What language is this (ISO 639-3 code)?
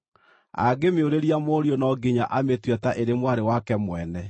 kik